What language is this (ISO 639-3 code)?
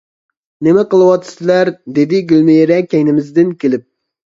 uig